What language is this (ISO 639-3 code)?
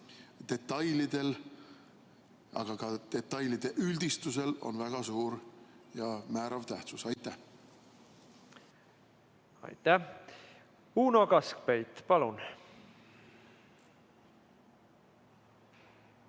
est